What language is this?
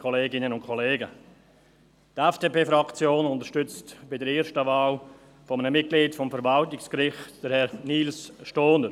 Swiss German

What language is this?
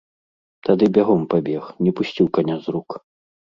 Belarusian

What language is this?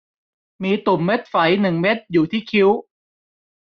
Thai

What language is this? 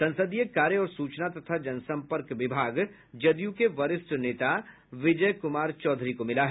Hindi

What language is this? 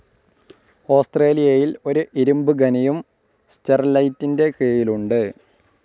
Malayalam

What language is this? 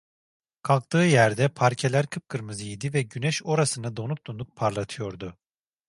Turkish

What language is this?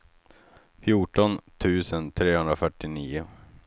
Swedish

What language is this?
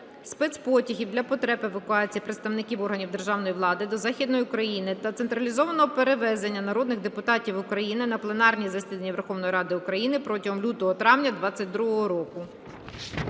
Ukrainian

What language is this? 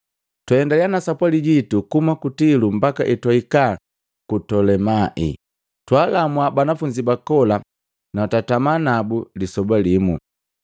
Matengo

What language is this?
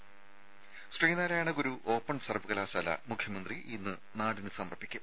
Malayalam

